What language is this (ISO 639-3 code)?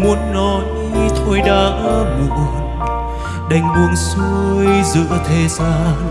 vie